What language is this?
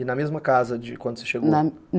Portuguese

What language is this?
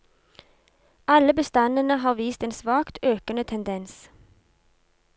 Norwegian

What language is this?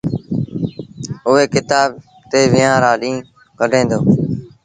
Sindhi Bhil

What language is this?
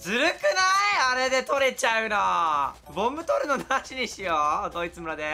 Japanese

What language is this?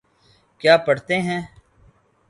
Urdu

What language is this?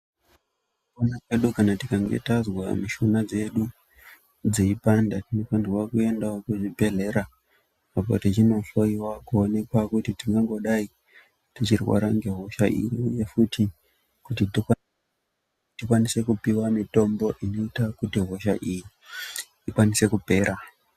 Ndau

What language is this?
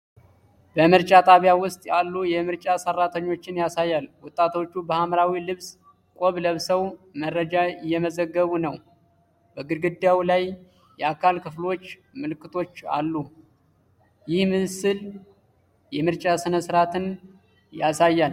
Amharic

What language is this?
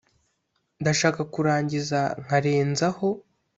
Kinyarwanda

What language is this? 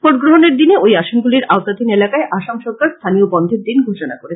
Bangla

